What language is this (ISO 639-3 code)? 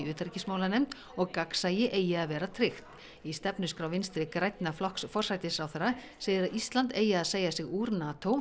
isl